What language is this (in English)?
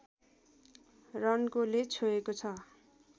Nepali